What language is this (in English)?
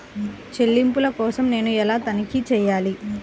Telugu